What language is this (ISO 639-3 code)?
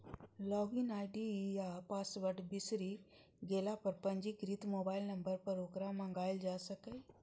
mai